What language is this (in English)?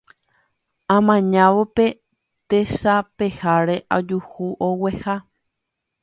Guarani